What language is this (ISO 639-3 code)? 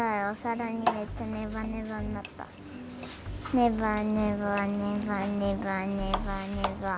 jpn